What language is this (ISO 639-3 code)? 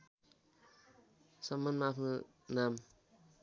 nep